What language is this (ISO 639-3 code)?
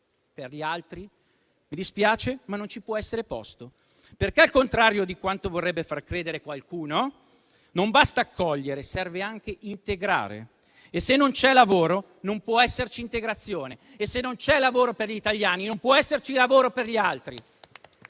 ita